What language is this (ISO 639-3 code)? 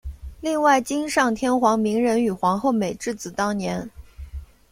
zho